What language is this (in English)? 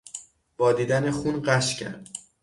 Persian